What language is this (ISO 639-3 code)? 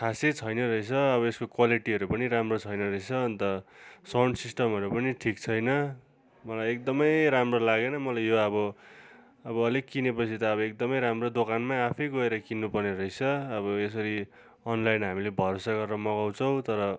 nep